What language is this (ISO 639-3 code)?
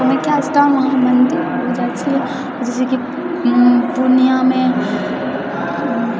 mai